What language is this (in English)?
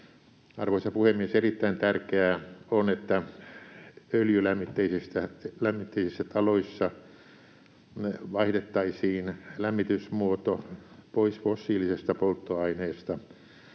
Finnish